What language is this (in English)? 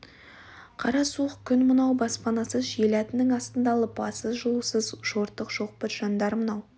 Kazakh